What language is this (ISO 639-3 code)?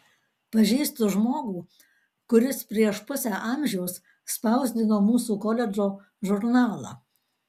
lit